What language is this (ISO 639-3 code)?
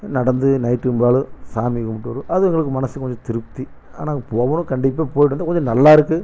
tam